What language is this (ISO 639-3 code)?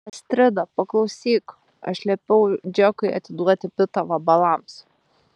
lit